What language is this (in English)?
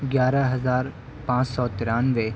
Urdu